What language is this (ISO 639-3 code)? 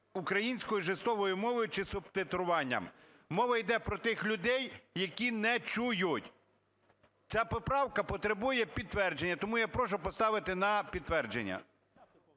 ukr